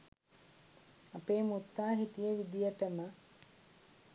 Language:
Sinhala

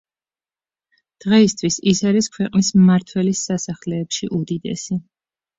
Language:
Georgian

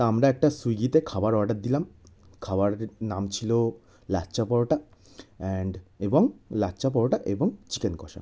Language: Bangla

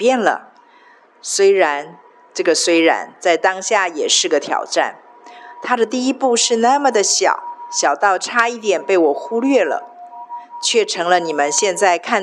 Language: Chinese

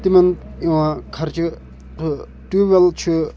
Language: Kashmiri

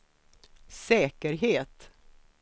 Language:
Swedish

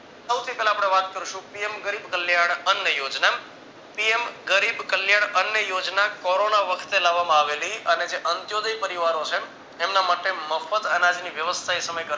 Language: Gujarati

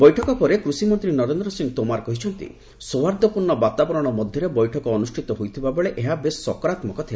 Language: Odia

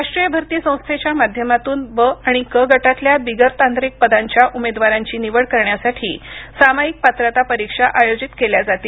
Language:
Marathi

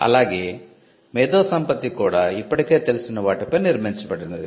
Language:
Telugu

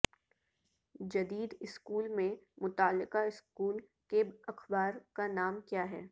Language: Urdu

